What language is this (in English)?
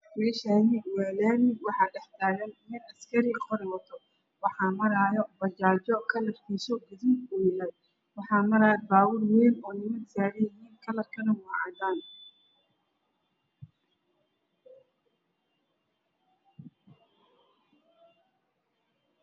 Somali